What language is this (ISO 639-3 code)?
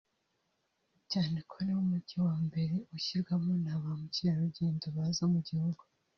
kin